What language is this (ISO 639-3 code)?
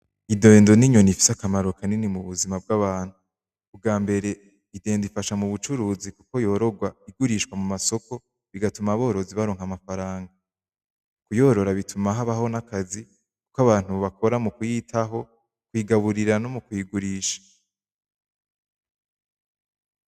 run